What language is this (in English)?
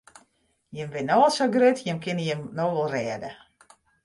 Western Frisian